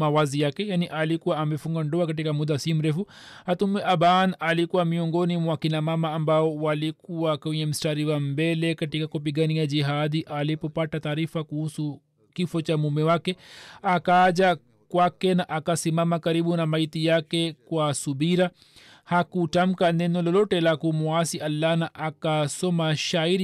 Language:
Swahili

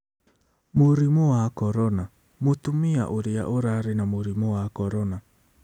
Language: Kikuyu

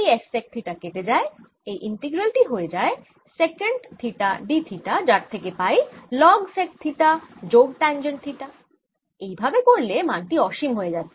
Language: Bangla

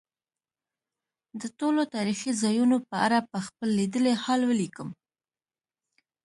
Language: Pashto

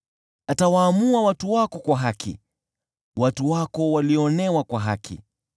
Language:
Swahili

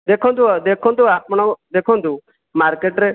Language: Odia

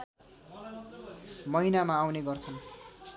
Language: Nepali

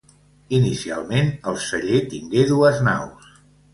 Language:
Catalan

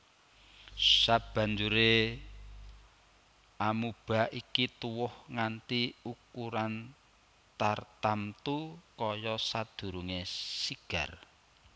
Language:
Javanese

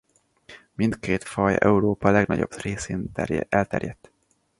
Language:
Hungarian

